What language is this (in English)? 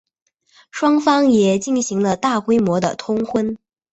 Chinese